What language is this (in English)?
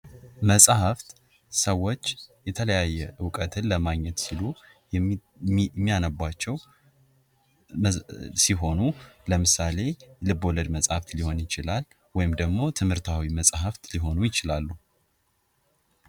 Amharic